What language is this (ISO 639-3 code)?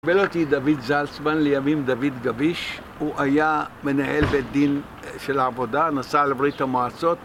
heb